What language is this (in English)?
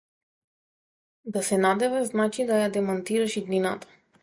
Macedonian